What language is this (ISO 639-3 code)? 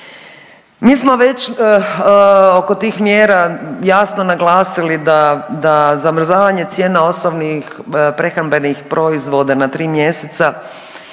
hrv